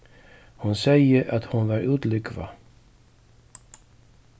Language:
Faroese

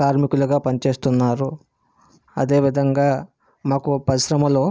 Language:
Telugu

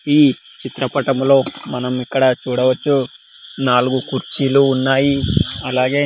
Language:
Telugu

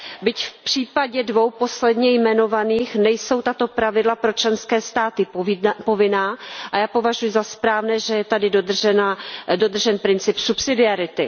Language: Czech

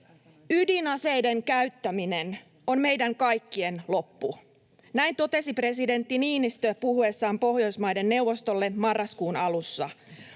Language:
Finnish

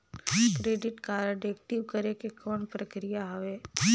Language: Chhattisgarhi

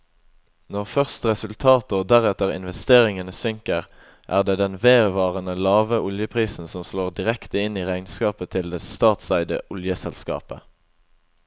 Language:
Norwegian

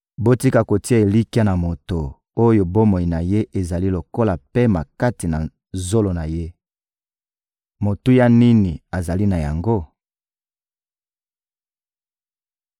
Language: Lingala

